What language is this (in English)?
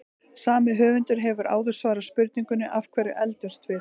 Icelandic